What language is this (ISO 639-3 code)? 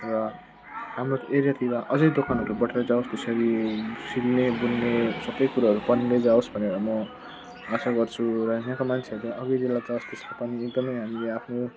nep